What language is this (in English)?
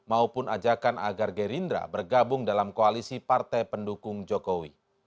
Indonesian